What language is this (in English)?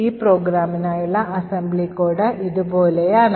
Malayalam